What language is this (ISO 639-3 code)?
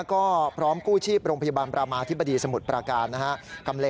tha